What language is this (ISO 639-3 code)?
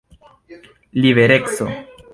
epo